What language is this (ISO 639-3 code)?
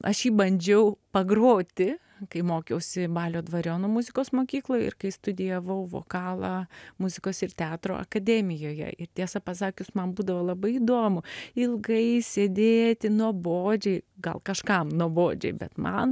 lit